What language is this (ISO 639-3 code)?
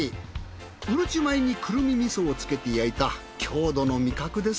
jpn